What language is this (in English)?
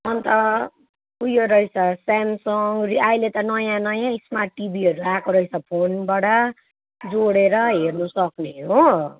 Nepali